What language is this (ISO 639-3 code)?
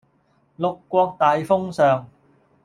yue